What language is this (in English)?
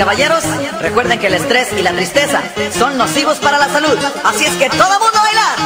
Spanish